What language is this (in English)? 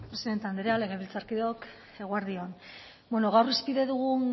Basque